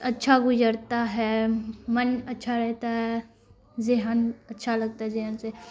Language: Urdu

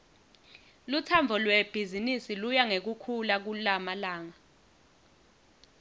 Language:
Swati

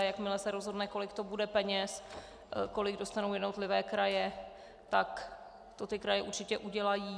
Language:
Czech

